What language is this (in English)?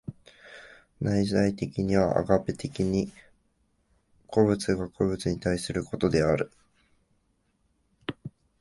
Japanese